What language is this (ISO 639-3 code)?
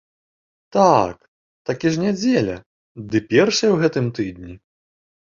bel